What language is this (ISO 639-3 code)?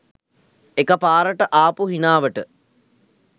sin